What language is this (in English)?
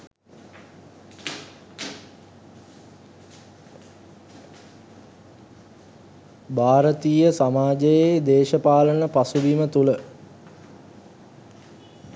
Sinhala